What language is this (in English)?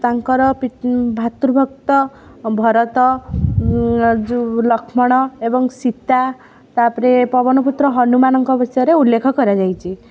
Odia